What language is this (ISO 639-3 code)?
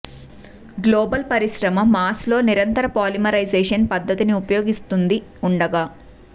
tel